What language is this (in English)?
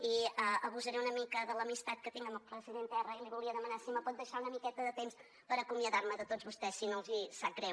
Catalan